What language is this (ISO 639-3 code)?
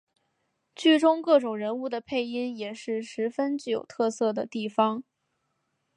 zho